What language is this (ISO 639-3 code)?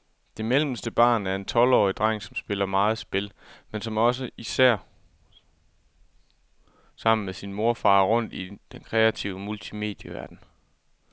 dan